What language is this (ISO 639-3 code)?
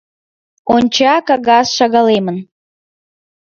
chm